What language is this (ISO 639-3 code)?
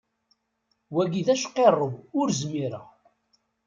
kab